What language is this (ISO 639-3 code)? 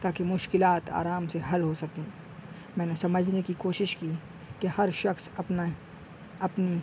urd